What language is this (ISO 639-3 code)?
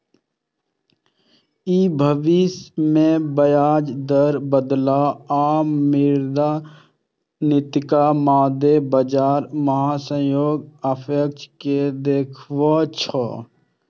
mai